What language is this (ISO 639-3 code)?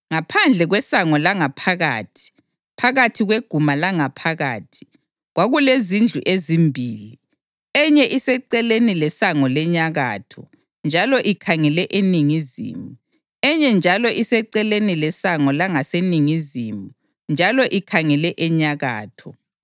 nde